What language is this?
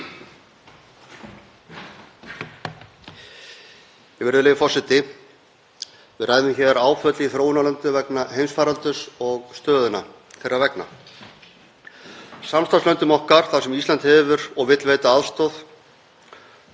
Icelandic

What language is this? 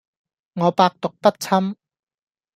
Cantonese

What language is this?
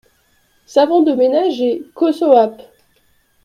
French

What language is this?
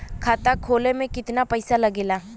Bhojpuri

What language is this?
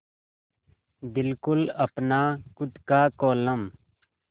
Hindi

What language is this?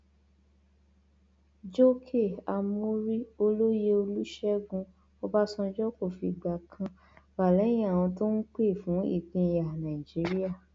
Yoruba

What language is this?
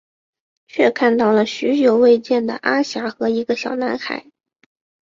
Chinese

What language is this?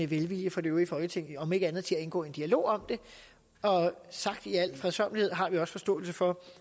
Danish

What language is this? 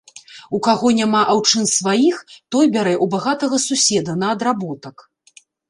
Belarusian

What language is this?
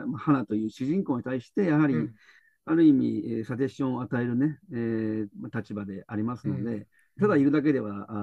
Japanese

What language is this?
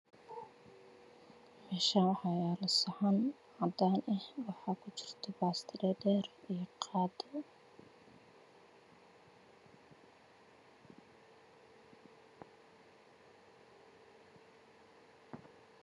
Somali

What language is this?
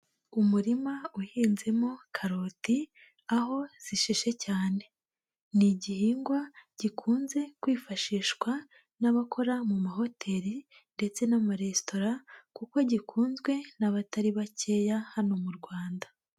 Kinyarwanda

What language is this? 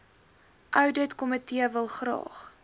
Afrikaans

